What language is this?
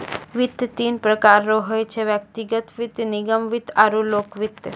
Maithili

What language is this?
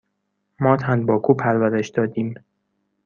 Persian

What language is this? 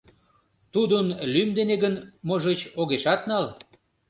Mari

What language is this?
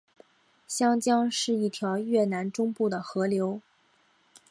Chinese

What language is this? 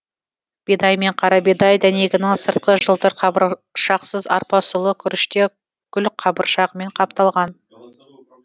Kazakh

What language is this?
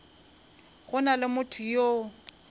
Northern Sotho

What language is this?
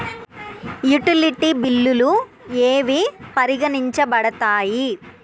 Telugu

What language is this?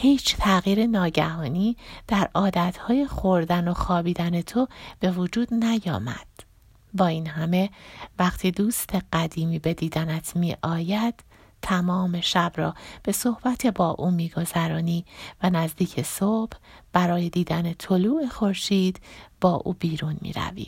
Persian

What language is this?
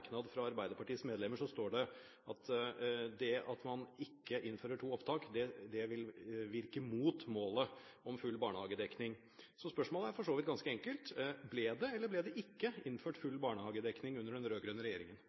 Norwegian Bokmål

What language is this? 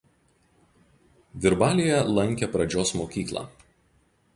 Lithuanian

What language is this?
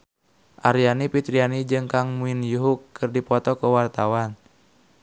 Sundanese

